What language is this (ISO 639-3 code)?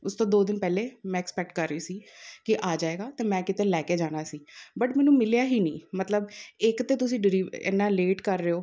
pan